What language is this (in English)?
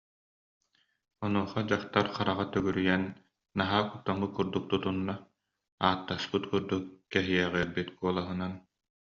Yakut